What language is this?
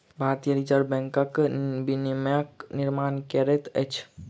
Maithili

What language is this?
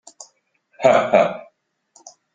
Chinese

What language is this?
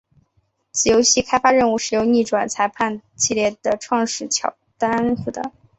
Chinese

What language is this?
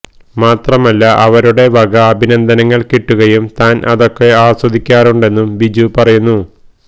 Malayalam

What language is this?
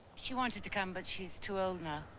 English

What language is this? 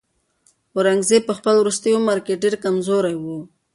Pashto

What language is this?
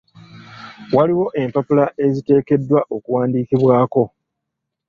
Ganda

